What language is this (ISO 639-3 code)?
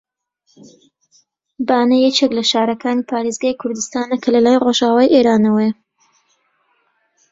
ckb